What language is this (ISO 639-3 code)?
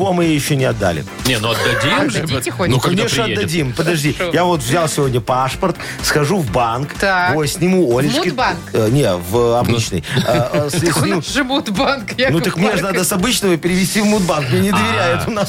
rus